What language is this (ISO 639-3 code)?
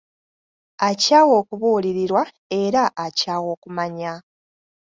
lug